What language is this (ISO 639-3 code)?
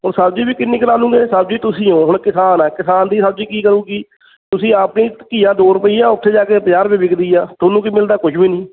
pan